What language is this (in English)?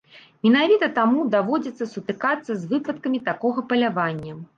Belarusian